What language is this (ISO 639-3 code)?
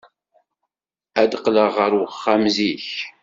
kab